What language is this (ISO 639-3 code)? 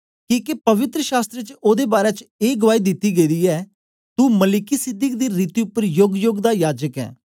doi